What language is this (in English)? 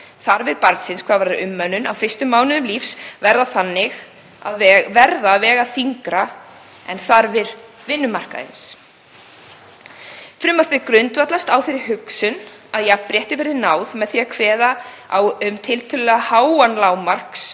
Icelandic